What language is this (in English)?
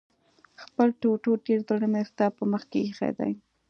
Pashto